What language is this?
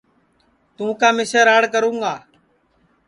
Sansi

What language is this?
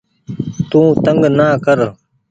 Goaria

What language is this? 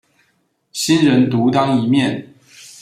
Chinese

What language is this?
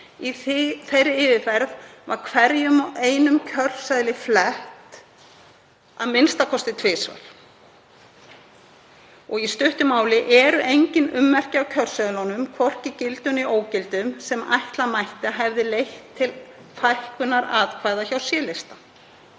Icelandic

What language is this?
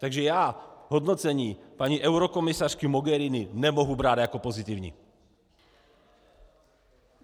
Czech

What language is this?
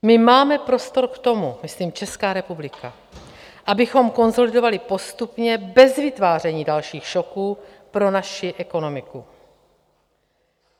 Czech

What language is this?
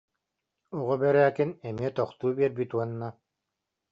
Yakut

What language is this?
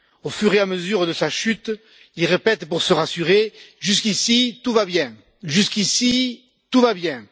French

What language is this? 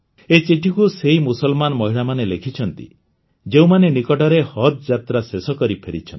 Odia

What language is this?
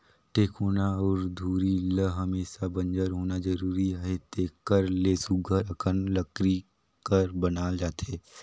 Chhattisgarhi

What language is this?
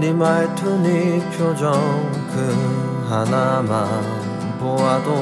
Korean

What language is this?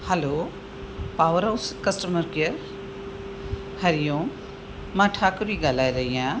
Sindhi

